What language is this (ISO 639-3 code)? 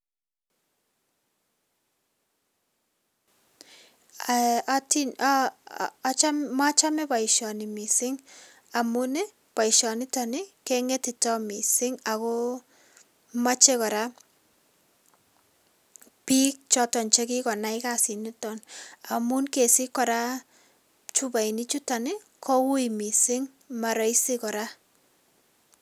kln